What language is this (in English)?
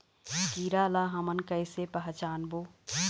Chhattisgarhi